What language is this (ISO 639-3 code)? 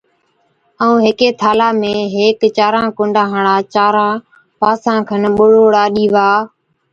odk